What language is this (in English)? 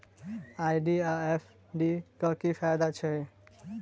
Maithili